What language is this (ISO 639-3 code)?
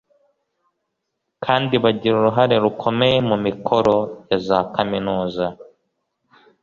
kin